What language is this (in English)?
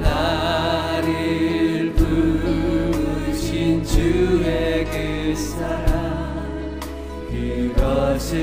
Korean